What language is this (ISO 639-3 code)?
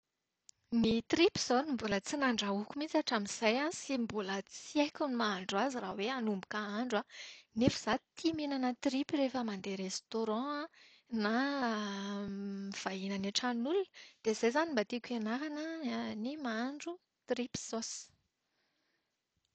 mlg